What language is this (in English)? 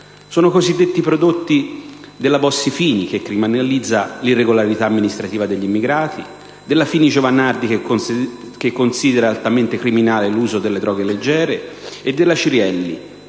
Italian